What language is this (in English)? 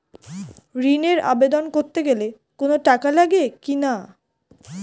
Bangla